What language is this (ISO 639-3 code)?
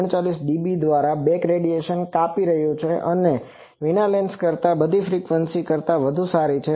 guj